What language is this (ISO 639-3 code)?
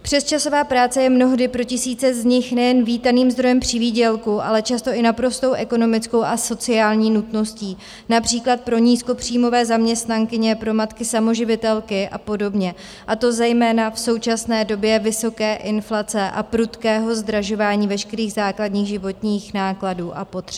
ces